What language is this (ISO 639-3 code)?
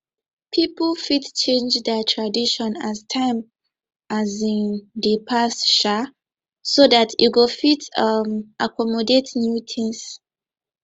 pcm